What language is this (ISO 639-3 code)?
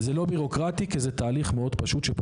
heb